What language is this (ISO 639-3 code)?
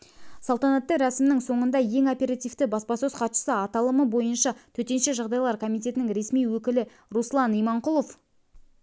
kaz